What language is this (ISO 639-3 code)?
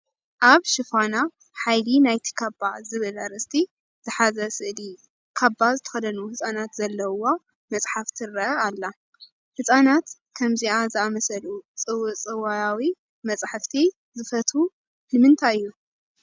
tir